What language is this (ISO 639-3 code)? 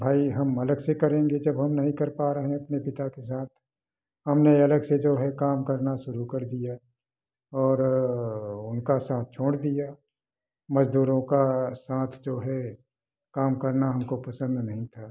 hin